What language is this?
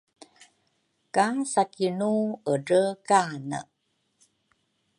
Rukai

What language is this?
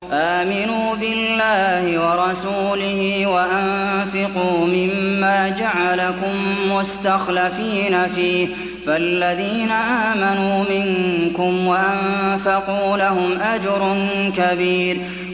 Arabic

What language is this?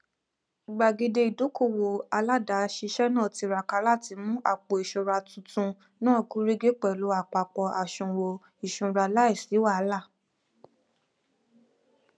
Yoruba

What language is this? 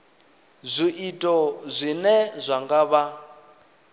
Venda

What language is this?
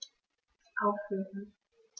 German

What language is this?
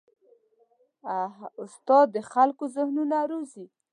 Pashto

